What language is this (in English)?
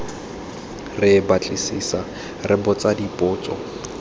Tswana